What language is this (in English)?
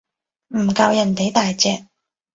Cantonese